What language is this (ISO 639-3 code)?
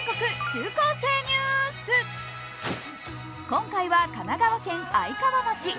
jpn